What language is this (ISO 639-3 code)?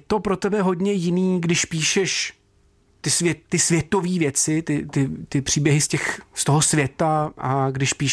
ces